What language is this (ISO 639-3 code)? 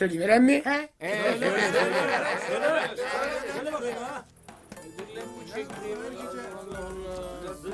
tur